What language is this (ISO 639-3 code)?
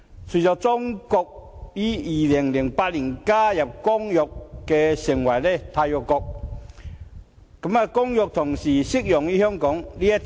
yue